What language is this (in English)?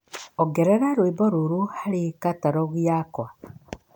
Kikuyu